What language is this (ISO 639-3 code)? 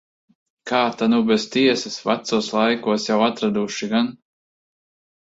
lav